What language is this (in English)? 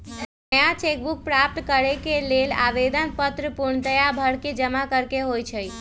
Magahi